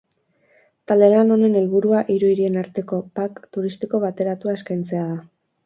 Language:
Basque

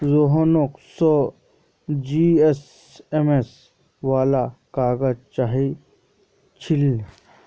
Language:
Magahi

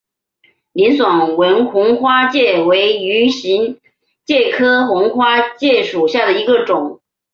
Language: Chinese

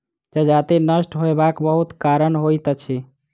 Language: Maithili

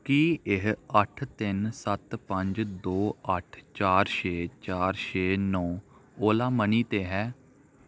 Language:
Punjabi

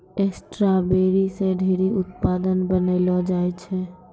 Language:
Maithili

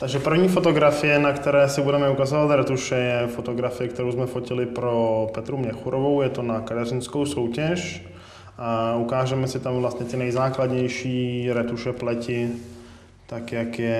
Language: Czech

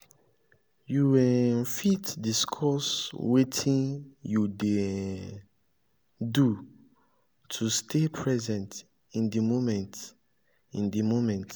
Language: Nigerian Pidgin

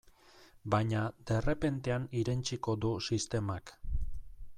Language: Basque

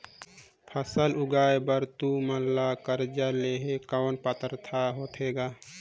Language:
Chhattisgarhi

